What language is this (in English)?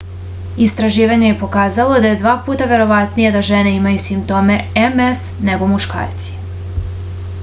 Serbian